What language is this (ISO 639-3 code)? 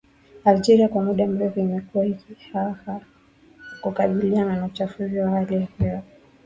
swa